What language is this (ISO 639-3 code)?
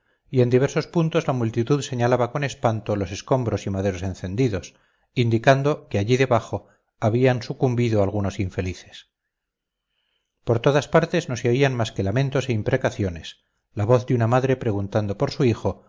spa